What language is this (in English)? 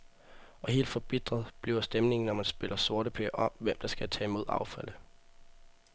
Danish